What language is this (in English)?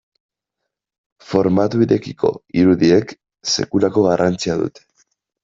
Basque